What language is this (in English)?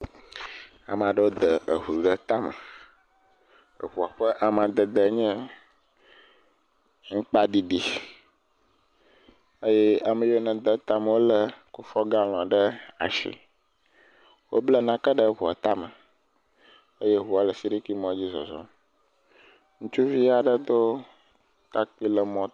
Ewe